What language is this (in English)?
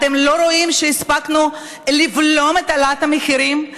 Hebrew